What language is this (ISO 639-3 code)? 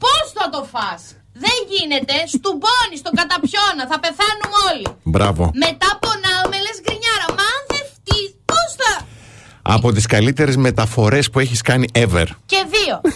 ell